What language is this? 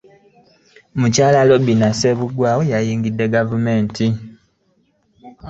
Ganda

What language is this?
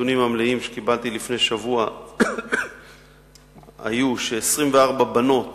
Hebrew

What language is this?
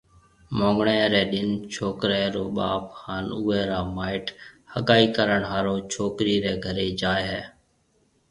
Marwari (Pakistan)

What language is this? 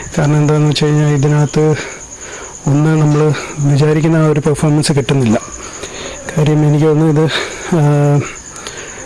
English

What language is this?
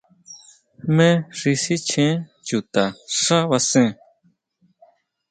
Huautla Mazatec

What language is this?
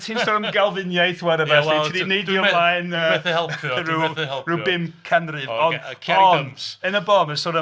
Welsh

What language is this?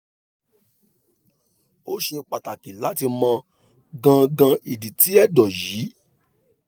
Yoruba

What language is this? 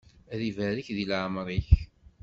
Kabyle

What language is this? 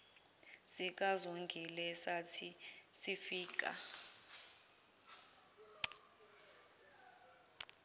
Zulu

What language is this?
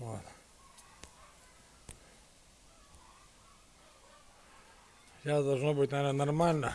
Russian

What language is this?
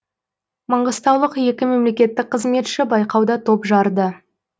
Kazakh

